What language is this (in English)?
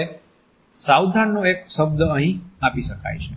Gujarati